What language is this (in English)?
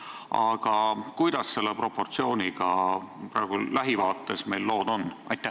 Estonian